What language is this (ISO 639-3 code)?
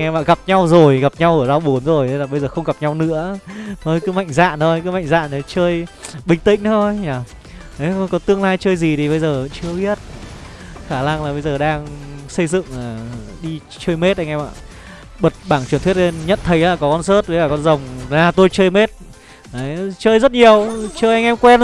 vie